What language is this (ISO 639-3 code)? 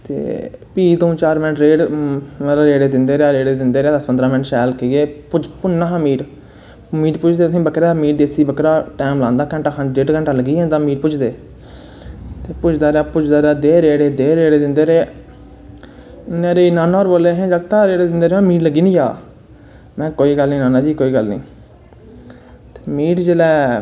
doi